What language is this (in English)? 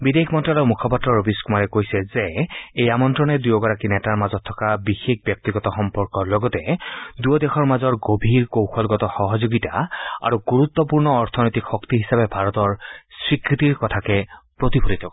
Assamese